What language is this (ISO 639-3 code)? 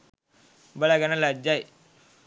sin